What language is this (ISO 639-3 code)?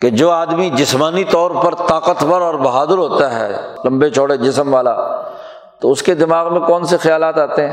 urd